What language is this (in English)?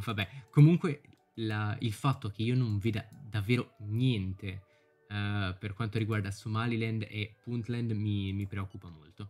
Italian